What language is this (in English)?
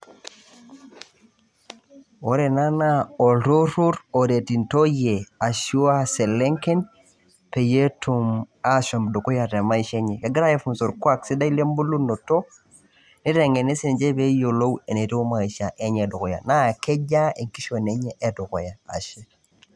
Masai